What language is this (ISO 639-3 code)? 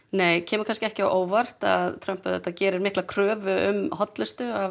isl